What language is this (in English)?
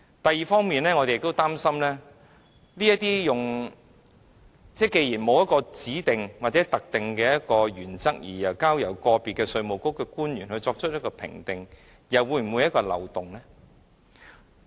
Cantonese